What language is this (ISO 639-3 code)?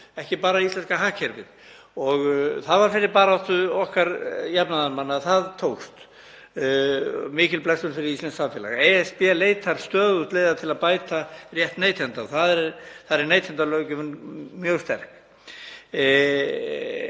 isl